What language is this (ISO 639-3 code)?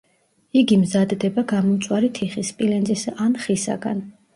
kat